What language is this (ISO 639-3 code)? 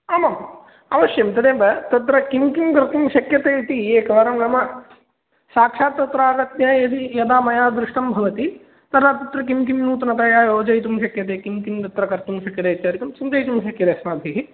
san